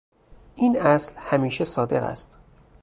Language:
Persian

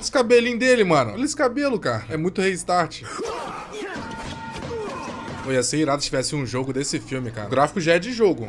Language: Portuguese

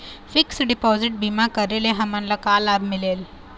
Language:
Chhattisgarhi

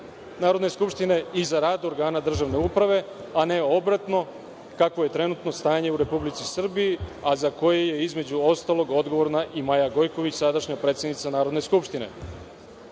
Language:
Serbian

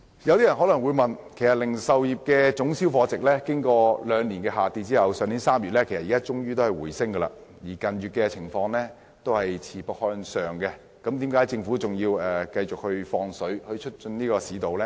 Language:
Cantonese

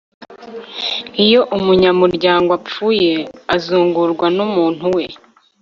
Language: Kinyarwanda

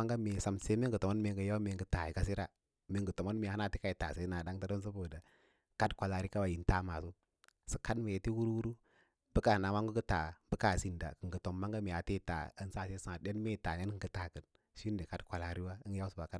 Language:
Lala-Roba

